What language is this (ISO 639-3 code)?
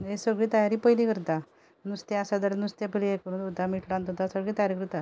kok